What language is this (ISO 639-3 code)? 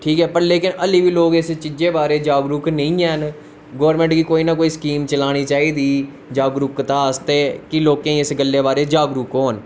doi